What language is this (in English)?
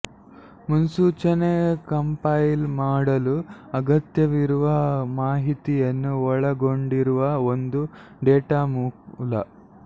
Kannada